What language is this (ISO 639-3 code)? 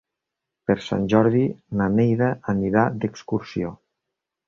cat